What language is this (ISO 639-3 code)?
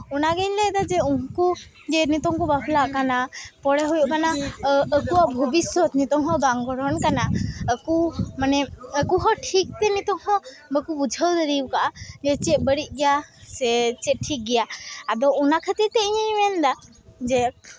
sat